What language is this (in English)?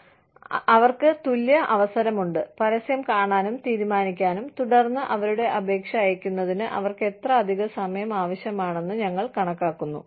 Malayalam